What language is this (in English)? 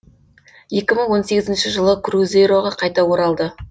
Kazakh